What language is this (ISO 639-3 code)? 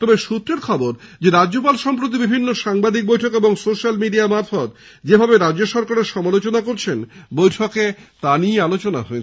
ben